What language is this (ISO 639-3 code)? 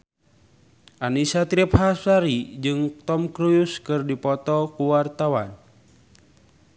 sun